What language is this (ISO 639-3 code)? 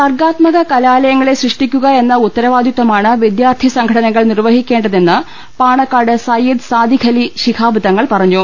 mal